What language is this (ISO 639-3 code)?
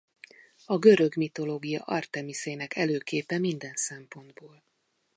hun